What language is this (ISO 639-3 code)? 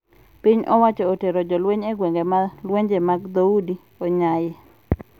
luo